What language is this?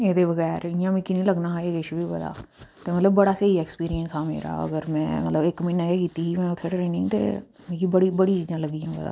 Dogri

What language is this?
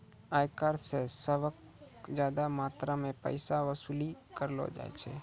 Maithili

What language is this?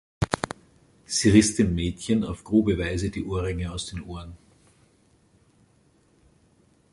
German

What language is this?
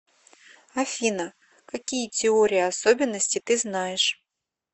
Russian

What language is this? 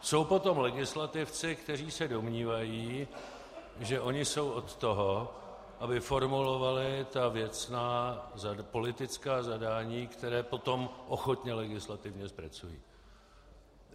Czech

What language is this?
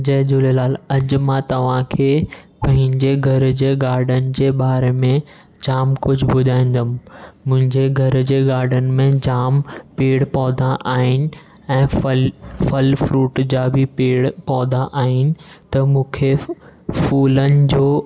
Sindhi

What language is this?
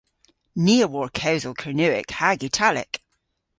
Cornish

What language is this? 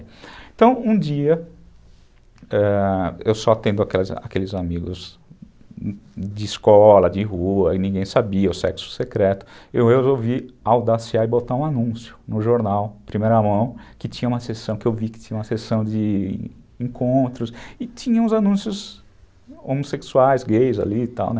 Portuguese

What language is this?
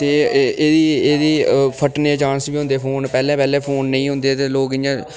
Dogri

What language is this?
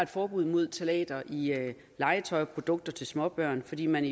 Danish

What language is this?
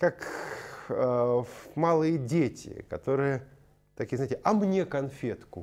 Russian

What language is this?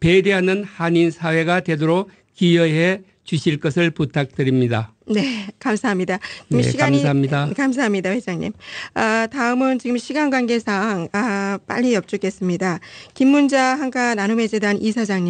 Korean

